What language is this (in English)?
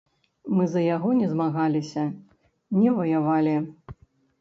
Belarusian